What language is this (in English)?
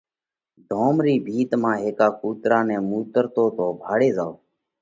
Parkari Koli